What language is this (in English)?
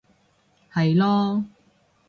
Cantonese